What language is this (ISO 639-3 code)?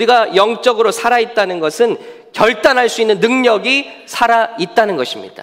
kor